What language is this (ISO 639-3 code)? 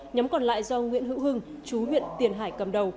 vie